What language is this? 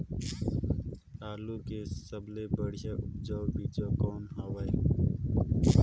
Chhattisgarhi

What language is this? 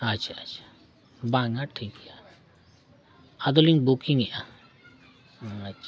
Santali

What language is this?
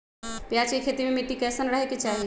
Magahi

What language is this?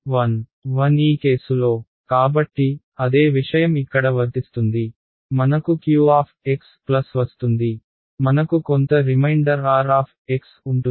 Telugu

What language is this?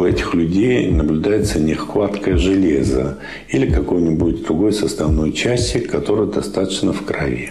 Russian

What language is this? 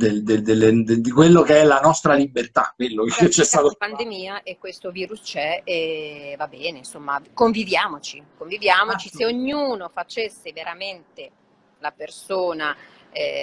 Italian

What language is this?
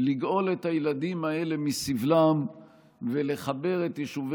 Hebrew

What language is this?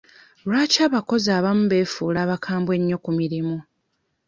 Ganda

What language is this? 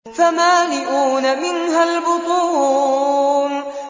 Arabic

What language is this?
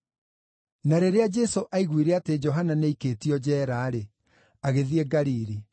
Kikuyu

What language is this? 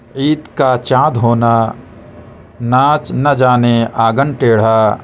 Urdu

